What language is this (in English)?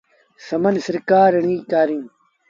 Sindhi Bhil